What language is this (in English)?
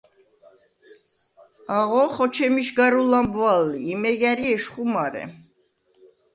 Svan